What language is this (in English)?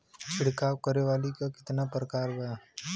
Bhojpuri